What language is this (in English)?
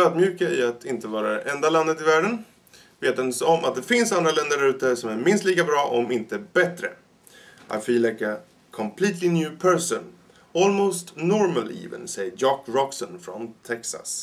Swedish